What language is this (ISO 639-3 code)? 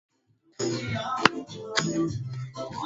swa